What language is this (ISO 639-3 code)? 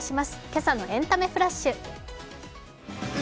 jpn